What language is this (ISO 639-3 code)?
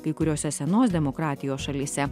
lit